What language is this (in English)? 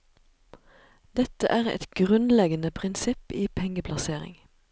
Norwegian